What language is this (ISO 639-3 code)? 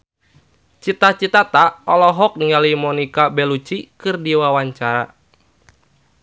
sun